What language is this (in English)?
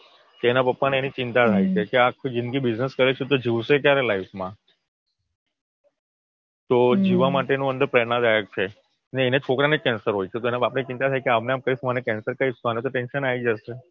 Gujarati